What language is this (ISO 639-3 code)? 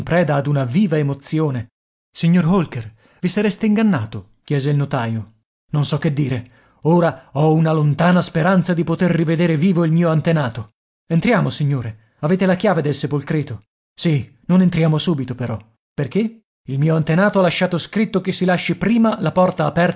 ita